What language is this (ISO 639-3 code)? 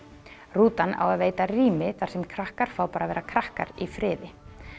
isl